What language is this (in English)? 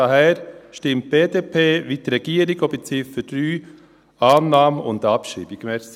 Swiss German